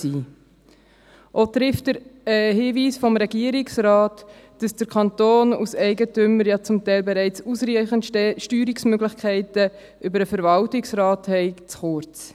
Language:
Swiss German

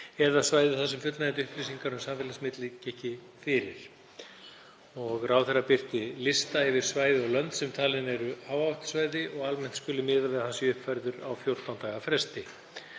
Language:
Icelandic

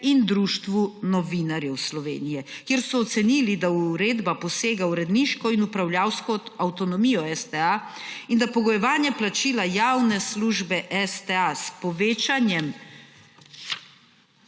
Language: Slovenian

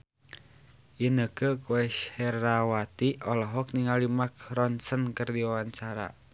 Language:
Sundanese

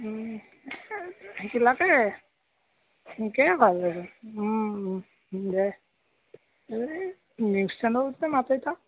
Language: Assamese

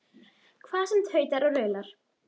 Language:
Icelandic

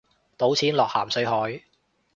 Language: Cantonese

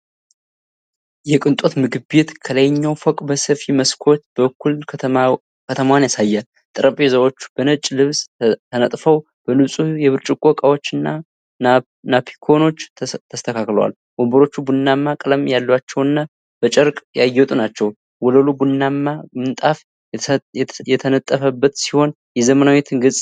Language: Amharic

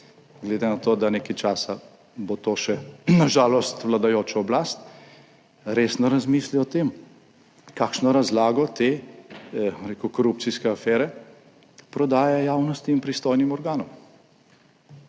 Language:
Slovenian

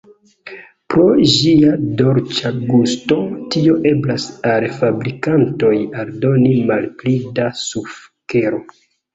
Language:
Esperanto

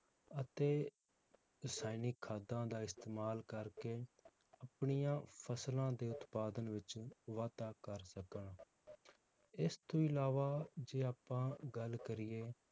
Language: Punjabi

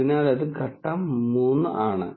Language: Malayalam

